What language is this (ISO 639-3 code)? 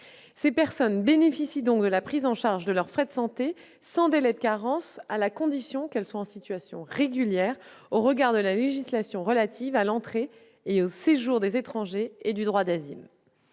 fra